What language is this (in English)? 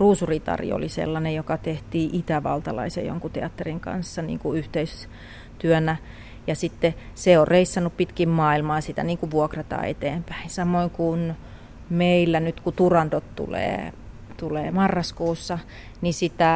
Finnish